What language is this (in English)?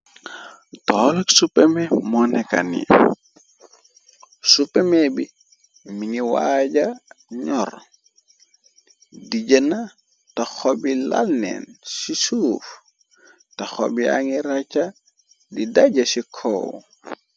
Wolof